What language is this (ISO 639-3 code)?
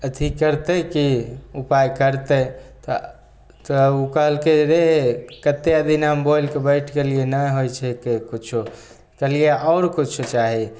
mai